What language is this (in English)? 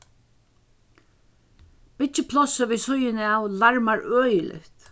Faroese